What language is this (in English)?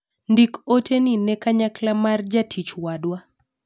Luo (Kenya and Tanzania)